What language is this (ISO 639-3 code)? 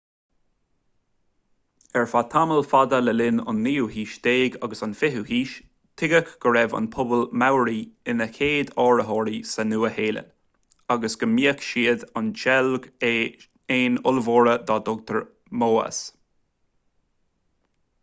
gle